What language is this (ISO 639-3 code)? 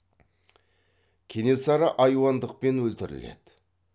kaz